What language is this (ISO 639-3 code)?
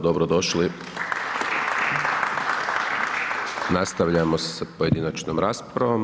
hrv